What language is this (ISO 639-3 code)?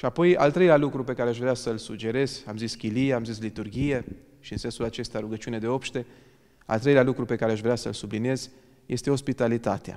ron